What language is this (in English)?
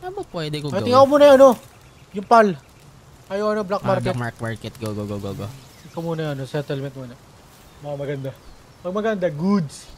Filipino